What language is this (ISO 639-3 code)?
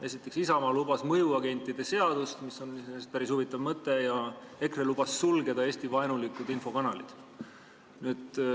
est